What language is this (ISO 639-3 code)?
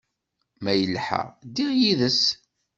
kab